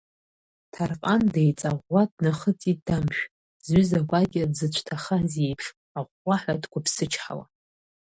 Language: Abkhazian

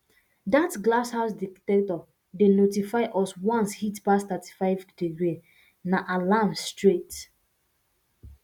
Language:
Nigerian Pidgin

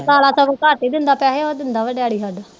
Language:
Punjabi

